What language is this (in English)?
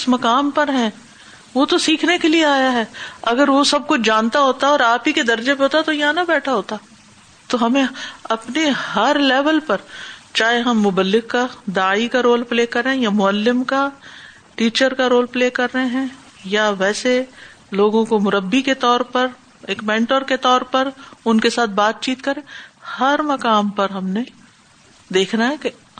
Urdu